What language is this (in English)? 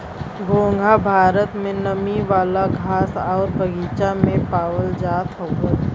Bhojpuri